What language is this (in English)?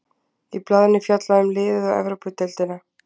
Icelandic